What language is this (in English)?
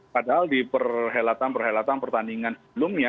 Indonesian